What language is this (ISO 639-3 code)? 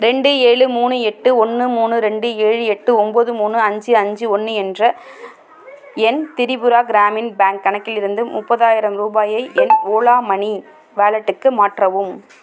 tam